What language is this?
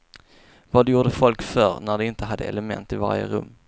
Swedish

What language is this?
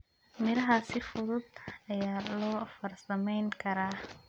Somali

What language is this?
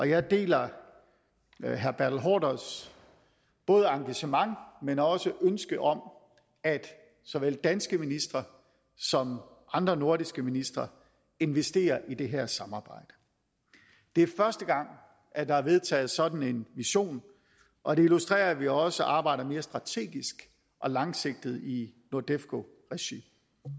Danish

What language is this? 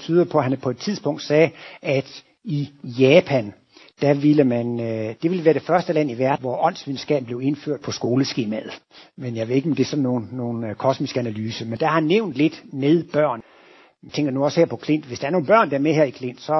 Danish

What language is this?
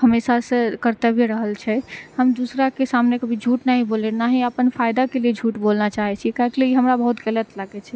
Maithili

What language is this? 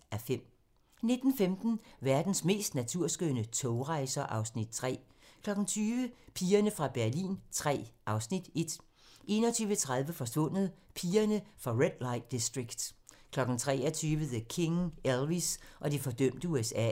Danish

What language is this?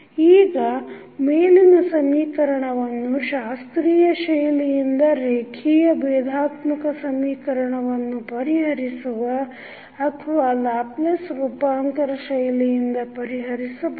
Kannada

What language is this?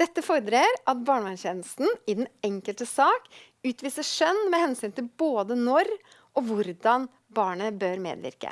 Norwegian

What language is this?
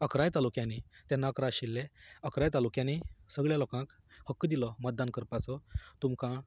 Konkani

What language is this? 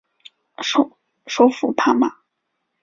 Chinese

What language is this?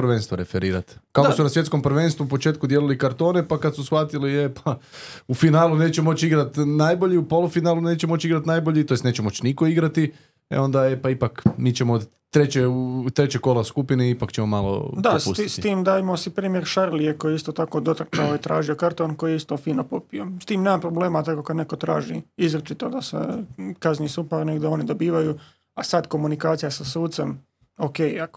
Croatian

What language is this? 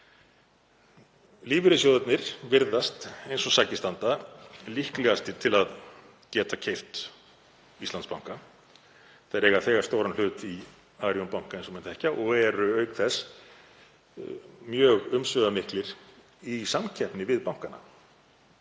Icelandic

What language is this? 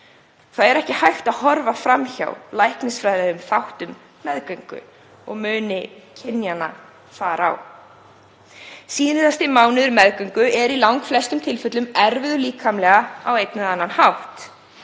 Icelandic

